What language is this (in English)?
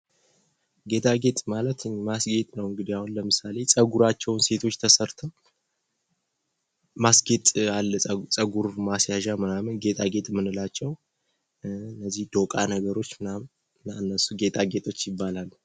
Amharic